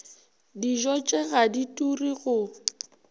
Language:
Northern Sotho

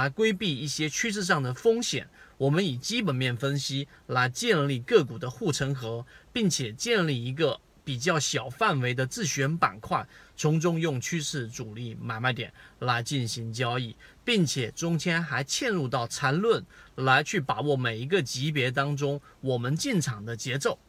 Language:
Chinese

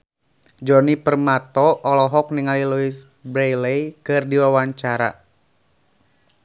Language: Sundanese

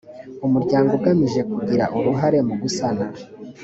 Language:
Kinyarwanda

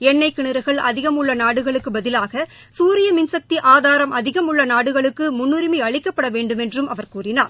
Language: Tamil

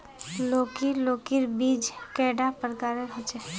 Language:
Magahi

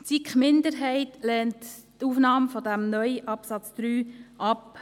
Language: Swiss German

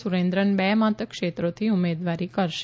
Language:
Gujarati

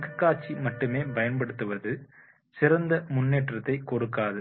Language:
Tamil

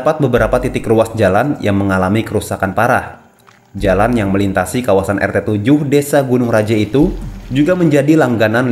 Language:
Indonesian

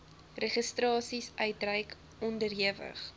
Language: Afrikaans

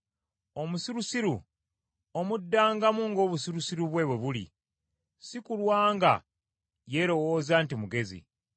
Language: Ganda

